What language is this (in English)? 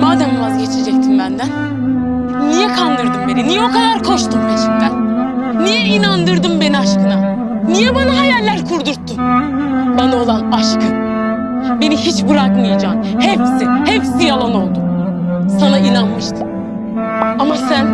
Turkish